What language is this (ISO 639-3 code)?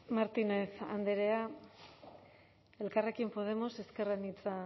eus